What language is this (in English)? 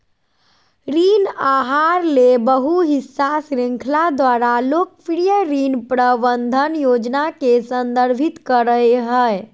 Magahi